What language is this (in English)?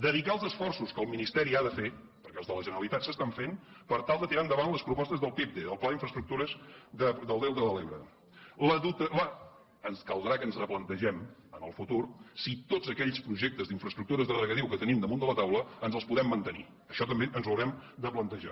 Catalan